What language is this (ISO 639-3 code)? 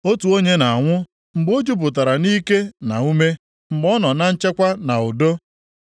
ibo